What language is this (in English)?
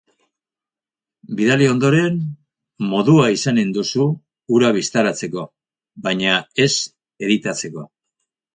Basque